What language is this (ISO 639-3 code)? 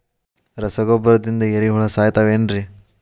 kan